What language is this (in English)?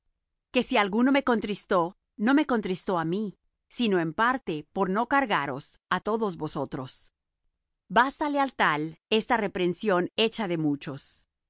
Spanish